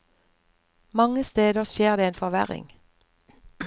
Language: Norwegian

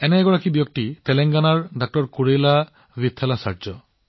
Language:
Assamese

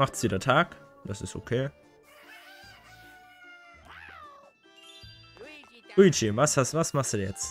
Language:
German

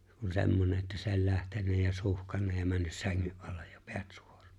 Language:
Finnish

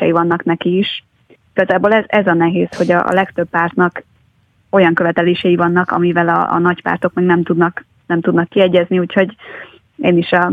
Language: Hungarian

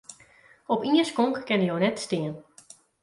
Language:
Western Frisian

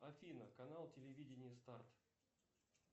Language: Russian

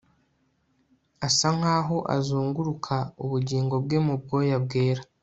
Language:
Kinyarwanda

